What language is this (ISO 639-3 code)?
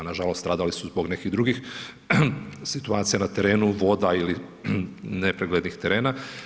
hrv